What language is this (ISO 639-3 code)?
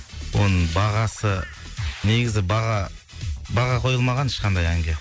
kaz